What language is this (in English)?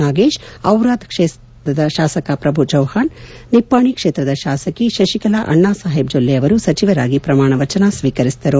Kannada